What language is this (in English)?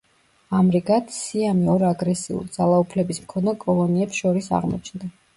Georgian